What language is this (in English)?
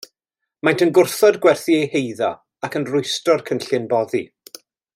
Welsh